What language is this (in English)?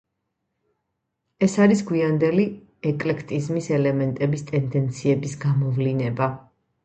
Georgian